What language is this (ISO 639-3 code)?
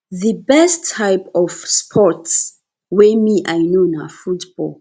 pcm